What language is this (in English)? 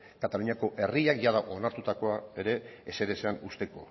Basque